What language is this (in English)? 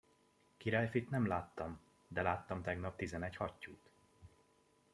Hungarian